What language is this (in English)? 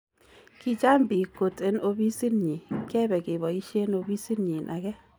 Kalenjin